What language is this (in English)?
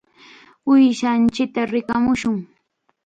Chiquián Ancash Quechua